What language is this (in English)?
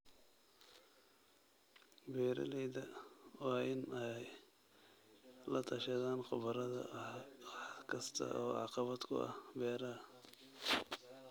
Somali